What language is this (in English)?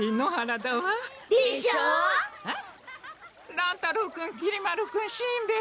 Japanese